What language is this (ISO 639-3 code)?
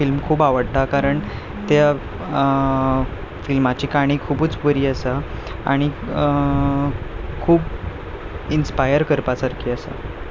kok